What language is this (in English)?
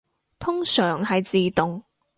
Cantonese